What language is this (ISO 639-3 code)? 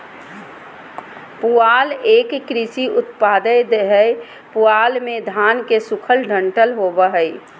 mag